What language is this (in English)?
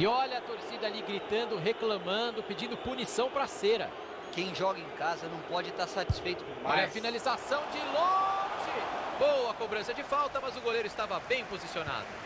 Portuguese